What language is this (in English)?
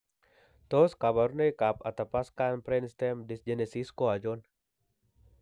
Kalenjin